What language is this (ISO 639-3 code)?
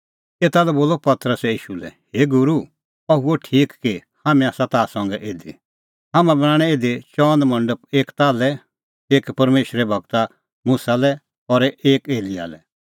kfx